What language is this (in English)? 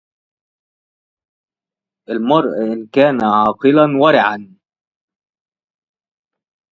Arabic